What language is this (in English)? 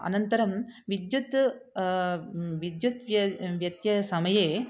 Sanskrit